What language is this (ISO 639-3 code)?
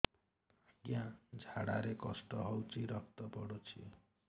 ori